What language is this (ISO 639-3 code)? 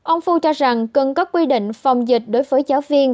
vie